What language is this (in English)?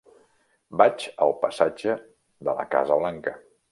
Catalan